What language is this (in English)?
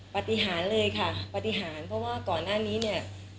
Thai